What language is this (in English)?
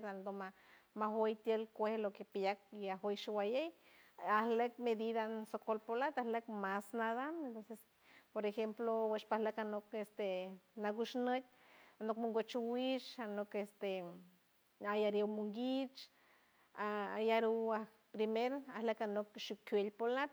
San Francisco Del Mar Huave